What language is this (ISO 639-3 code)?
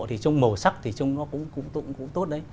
vie